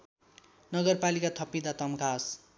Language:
Nepali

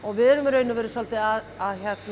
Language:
Icelandic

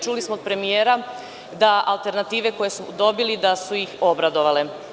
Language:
Serbian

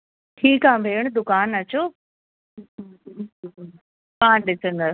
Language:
Sindhi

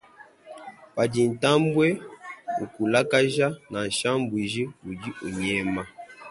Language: Luba-Lulua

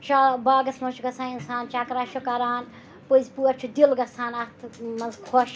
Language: Kashmiri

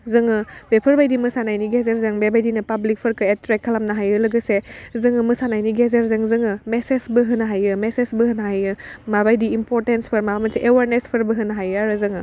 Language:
Bodo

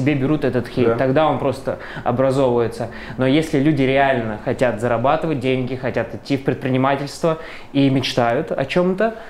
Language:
Russian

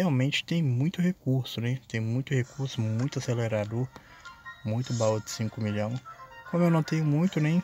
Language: Portuguese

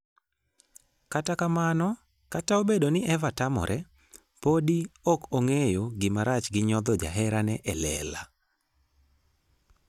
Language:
Luo (Kenya and Tanzania)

